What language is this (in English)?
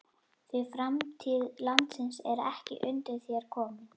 Icelandic